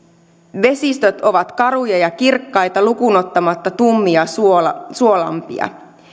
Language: Finnish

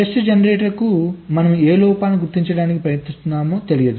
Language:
Telugu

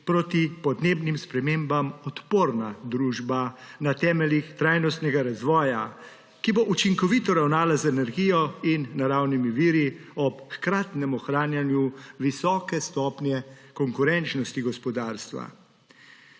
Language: Slovenian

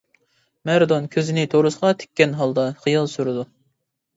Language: Uyghur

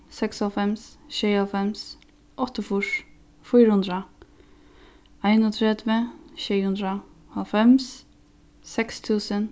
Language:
Faroese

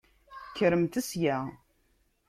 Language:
Kabyle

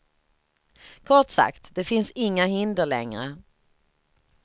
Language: Swedish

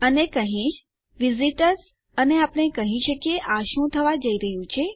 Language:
Gujarati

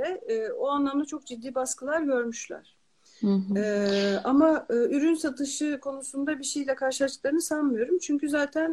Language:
Turkish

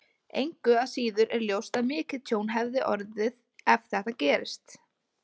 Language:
Icelandic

